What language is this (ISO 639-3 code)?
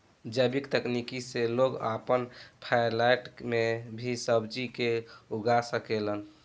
bho